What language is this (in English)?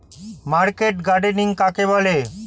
Bangla